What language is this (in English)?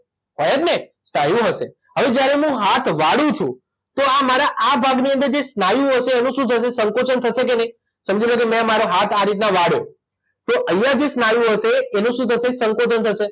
Gujarati